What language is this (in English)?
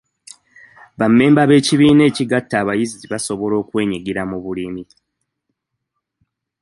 Ganda